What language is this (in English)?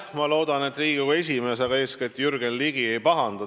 Estonian